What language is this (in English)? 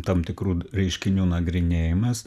Lithuanian